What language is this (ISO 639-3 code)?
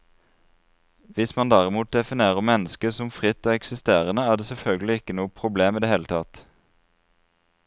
nor